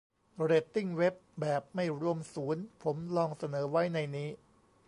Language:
Thai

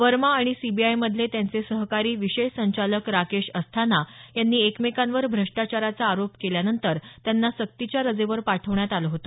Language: Marathi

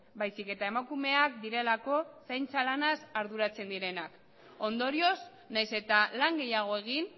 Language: Basque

